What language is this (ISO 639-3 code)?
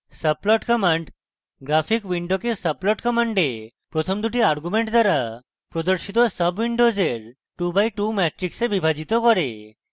ben